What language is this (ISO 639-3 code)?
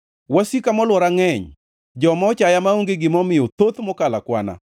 luo